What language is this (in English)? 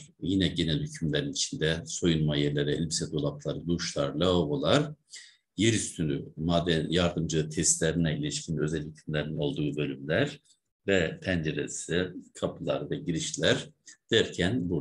Turkish